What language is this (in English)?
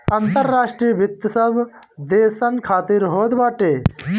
Bhojpuri